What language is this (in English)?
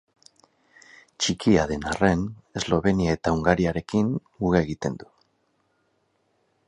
Basque